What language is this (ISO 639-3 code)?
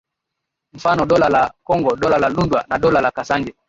swa